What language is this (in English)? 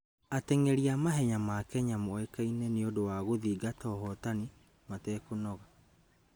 Kikuyu